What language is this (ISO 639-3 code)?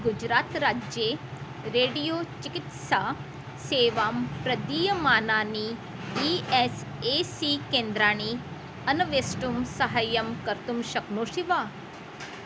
san